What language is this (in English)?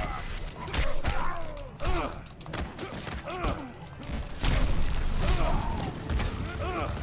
Hungarian